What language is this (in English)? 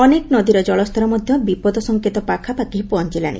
Odia